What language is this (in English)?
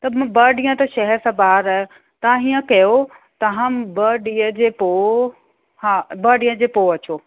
Sindhi